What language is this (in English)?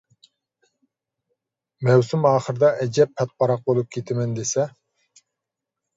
Uyghur